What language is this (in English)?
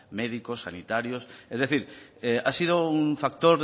Spanish